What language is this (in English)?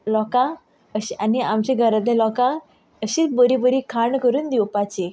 Konkani